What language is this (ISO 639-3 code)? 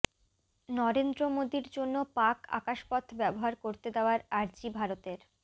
ben